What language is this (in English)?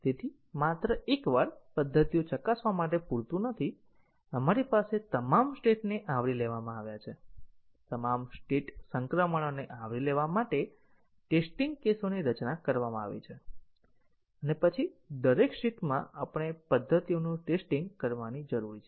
Gujarati